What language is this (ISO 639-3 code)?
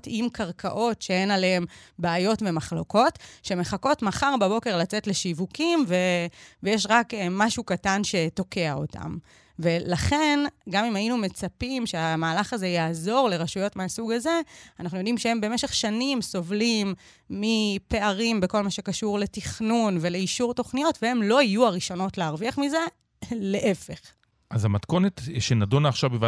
heb